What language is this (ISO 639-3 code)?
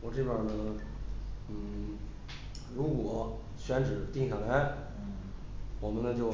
zho